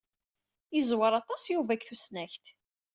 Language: Kabyle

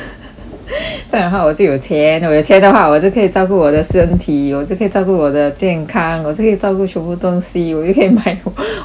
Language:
English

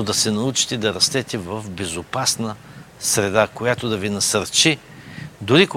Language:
Bulgarian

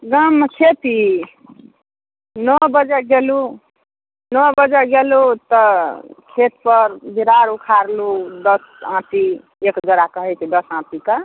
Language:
Maithili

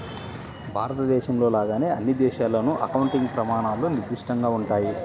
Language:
Telugu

